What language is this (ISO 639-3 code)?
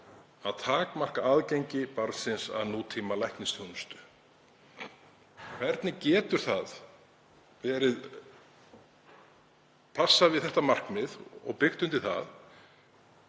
isl